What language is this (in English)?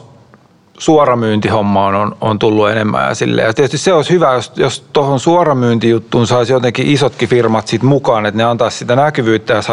Finnish